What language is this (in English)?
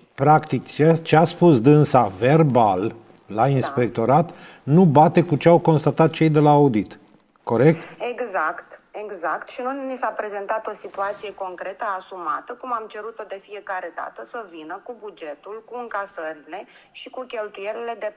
Romanian